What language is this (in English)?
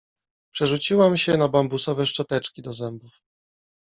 Polish